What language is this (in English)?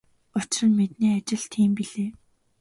Mongolian